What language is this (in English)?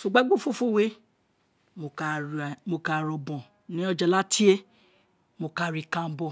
Isekiri